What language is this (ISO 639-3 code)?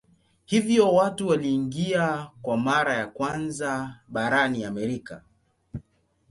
swa